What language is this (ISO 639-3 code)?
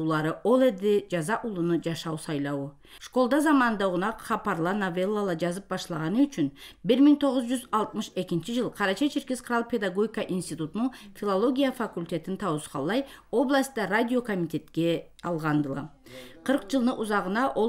tur